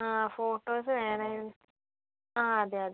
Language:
Malayalam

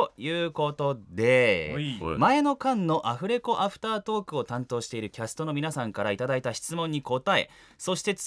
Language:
Japanese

